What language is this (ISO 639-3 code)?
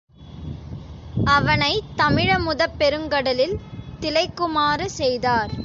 tam